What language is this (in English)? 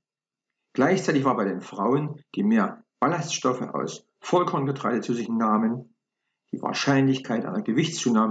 German